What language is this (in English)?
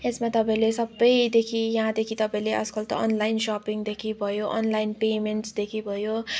Nepali